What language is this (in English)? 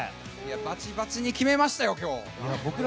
Japanese